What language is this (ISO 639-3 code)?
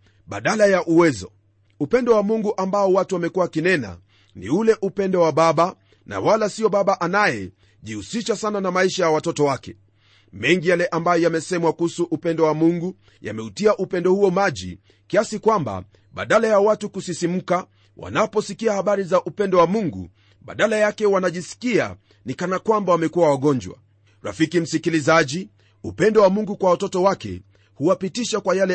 swa